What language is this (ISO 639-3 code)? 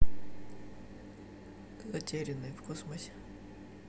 rus